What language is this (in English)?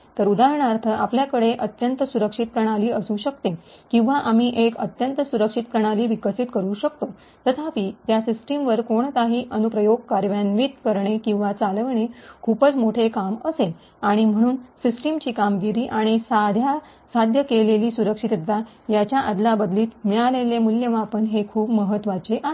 Marathi